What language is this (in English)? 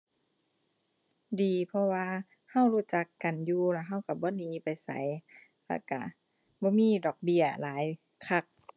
Thai